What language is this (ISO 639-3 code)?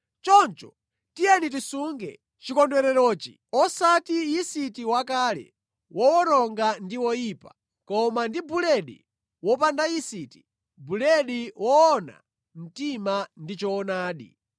nya